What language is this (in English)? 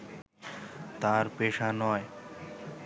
Bangla